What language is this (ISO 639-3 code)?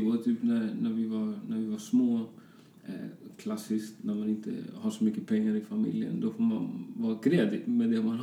swe